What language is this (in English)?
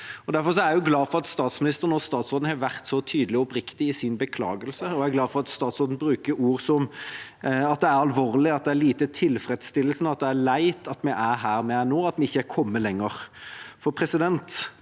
Norwegian